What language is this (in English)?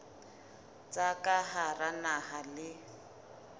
Southern Sotho